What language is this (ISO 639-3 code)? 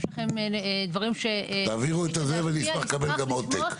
heb